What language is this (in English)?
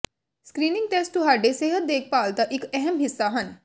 Punjabi